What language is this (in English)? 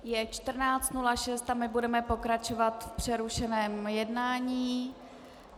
Czech